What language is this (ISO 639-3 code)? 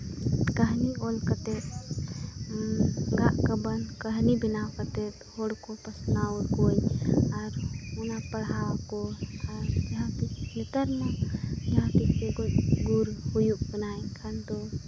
sat